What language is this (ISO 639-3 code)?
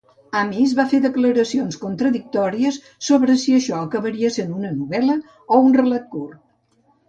cat